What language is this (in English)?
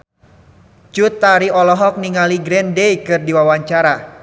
Sundanese